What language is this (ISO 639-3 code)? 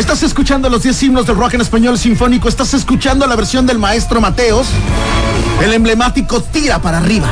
spa